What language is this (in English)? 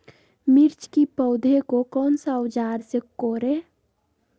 Magahi